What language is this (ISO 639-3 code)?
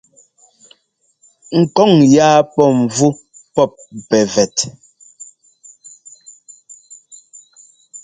jgo